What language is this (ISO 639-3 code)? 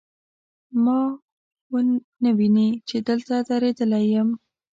pus